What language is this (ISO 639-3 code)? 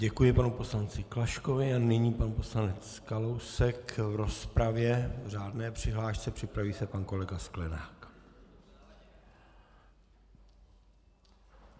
ces